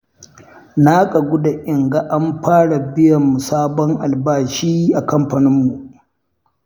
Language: Hausa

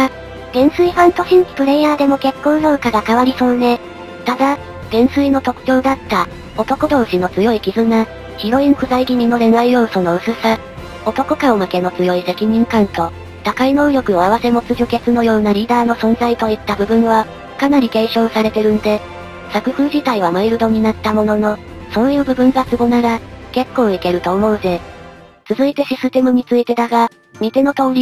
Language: Japanese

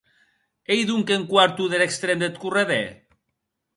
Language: Occitan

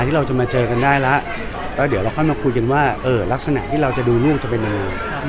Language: Thai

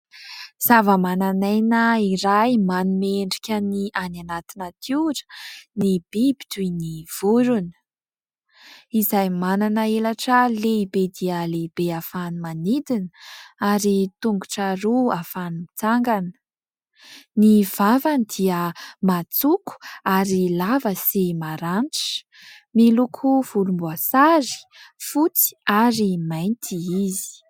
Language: Malagasy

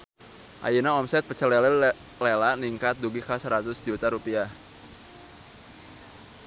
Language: Sundanese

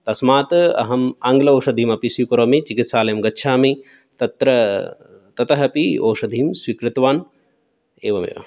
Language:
Sanskrit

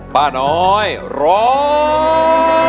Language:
Thai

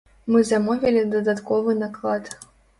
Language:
Belarusian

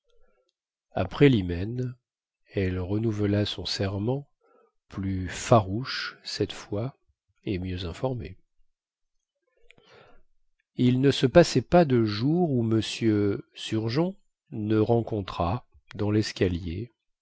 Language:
French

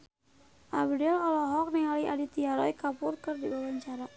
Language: Sundanese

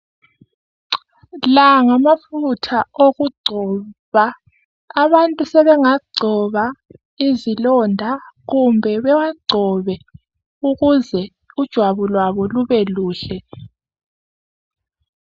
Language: North Ndebele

